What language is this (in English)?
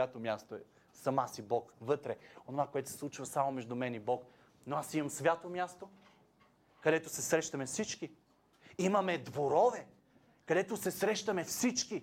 Bulgarian